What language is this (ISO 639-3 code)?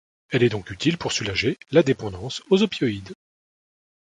fra